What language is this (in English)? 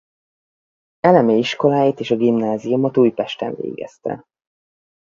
Hungarian